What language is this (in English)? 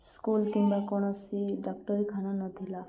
Odia